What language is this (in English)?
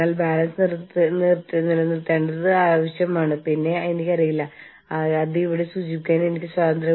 Malayalam